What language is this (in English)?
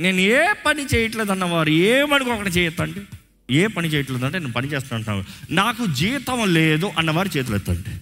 Telugu